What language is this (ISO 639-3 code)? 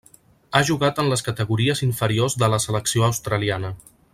cat